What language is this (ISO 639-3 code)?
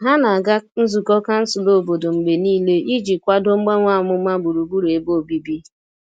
ibo